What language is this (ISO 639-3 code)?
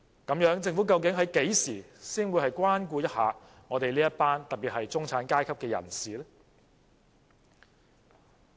yue